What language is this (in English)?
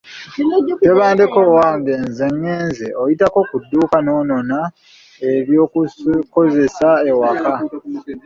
Ganda